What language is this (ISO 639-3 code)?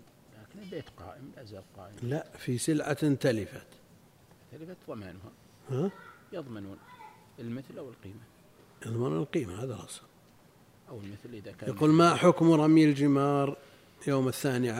ara